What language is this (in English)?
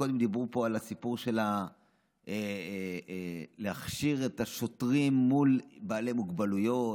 Hebrew